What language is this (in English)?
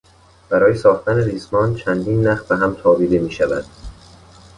Persian